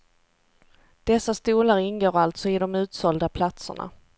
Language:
Swedish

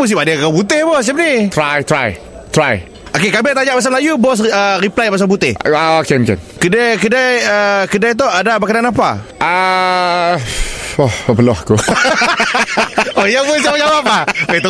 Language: Malay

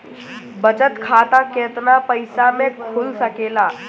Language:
Bhojpuri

